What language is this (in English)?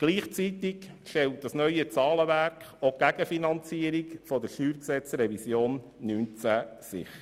Swiss German